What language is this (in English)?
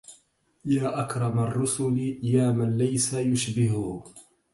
Arabic